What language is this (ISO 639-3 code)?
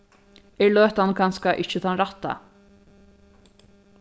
fao